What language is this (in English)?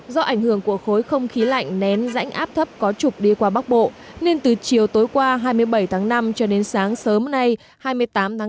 Vietnamese